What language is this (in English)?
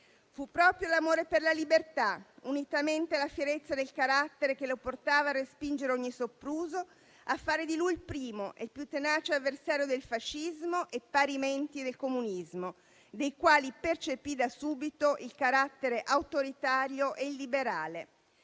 Italian